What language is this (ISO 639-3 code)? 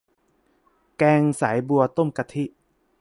tha